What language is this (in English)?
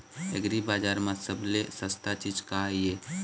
Chhattisgarhi